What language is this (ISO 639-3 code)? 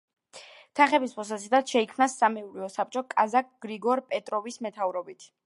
kat